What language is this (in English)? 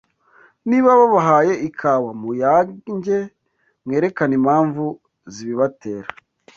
Kinyarwanda